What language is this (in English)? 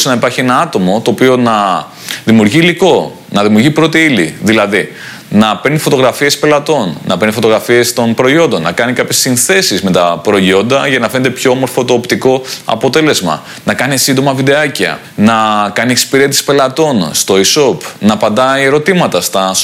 Greek